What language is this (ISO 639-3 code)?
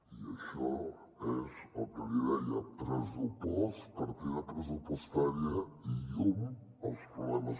cat